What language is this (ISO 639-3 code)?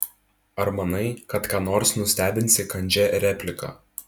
lit